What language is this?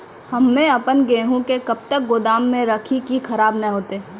Maithili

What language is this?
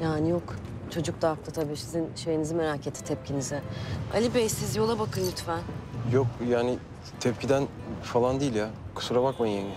Turkish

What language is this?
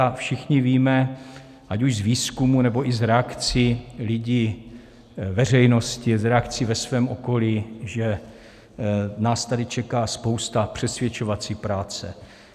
Czech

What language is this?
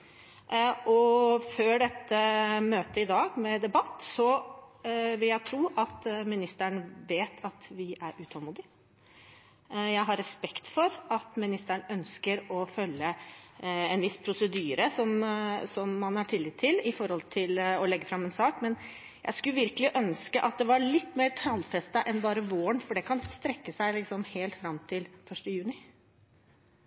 Norwegian Bokmål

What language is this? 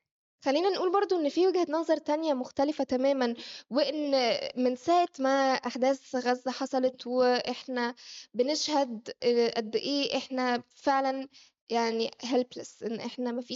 Arabic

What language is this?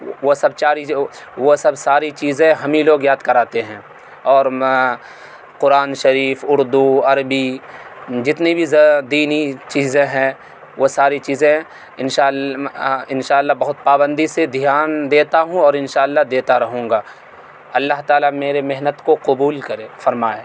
Urdu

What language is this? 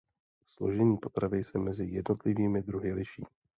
Czech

